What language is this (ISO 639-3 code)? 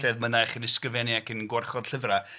cym